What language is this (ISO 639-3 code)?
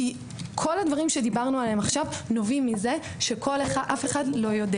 heb